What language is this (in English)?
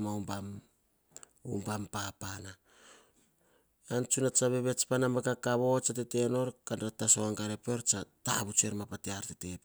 Hahon